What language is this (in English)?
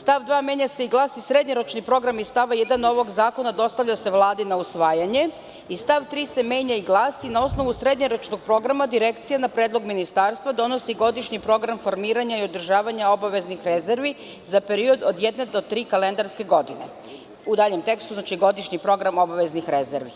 Serbian